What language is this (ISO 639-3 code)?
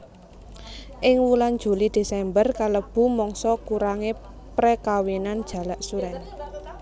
jav